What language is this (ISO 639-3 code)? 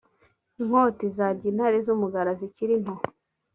kin